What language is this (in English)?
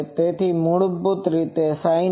Gujarati